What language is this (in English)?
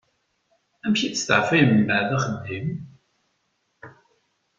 Kabyle